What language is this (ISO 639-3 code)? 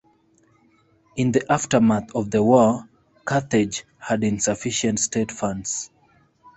eng